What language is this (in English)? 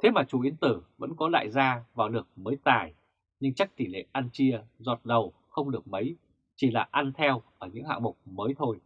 Vietnamese